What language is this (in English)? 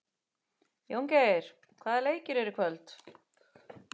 Icelandic